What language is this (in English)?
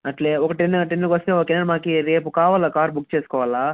Telugu